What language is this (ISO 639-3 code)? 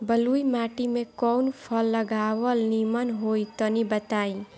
bho